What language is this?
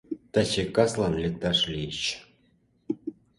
Mari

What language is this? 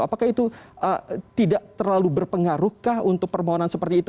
Indonesian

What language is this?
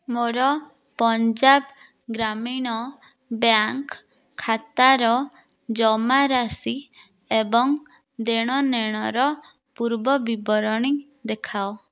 Odia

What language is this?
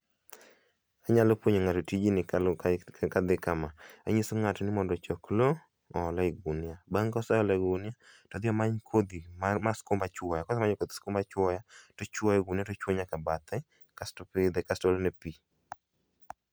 Luo (Kenya and Tanzania)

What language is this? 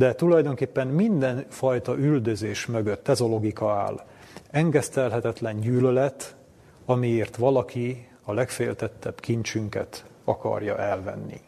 Hungarian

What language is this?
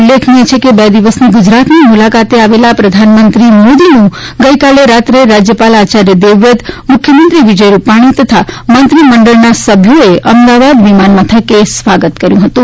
Gujarati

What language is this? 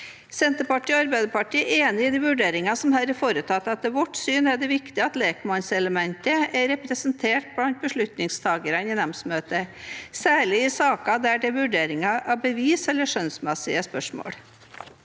Norwegian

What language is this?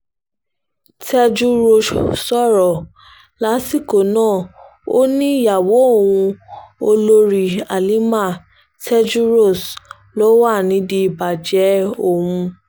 Yoruba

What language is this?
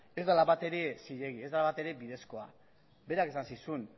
Basque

